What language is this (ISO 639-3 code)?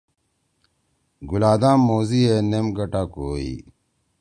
trw